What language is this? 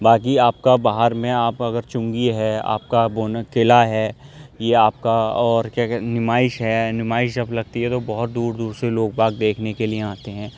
Urdu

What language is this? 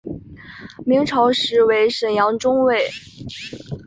Chinese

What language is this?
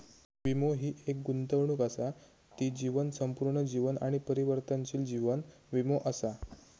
Marathi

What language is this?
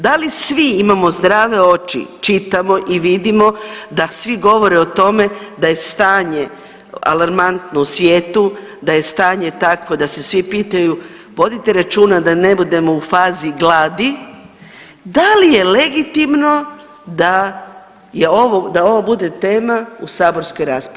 Croatian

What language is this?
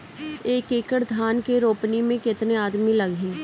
Bhojpuri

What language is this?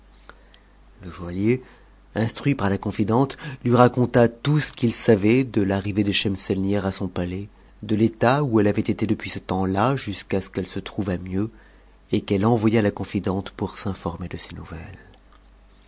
French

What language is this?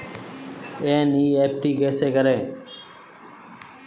Hindi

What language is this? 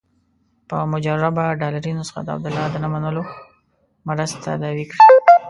Pashto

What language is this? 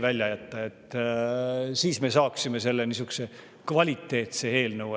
Estonian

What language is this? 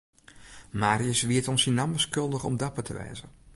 Western Frisian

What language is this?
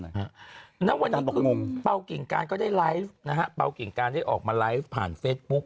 Thai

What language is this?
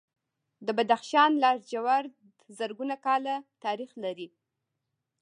Pashto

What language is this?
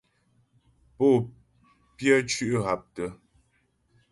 Ghomala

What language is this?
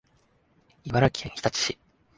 Japanese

